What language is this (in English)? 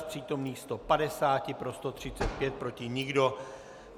Czech